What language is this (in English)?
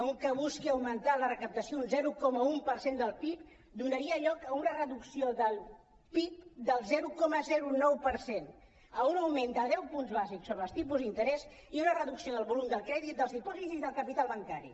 Catalan